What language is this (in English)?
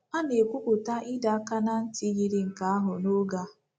Igbo